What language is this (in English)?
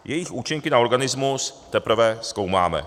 Czech